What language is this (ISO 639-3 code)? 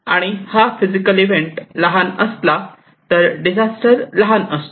mar